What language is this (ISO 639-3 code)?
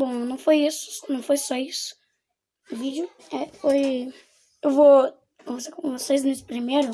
por